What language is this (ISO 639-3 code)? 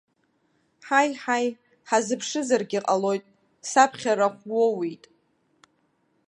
abk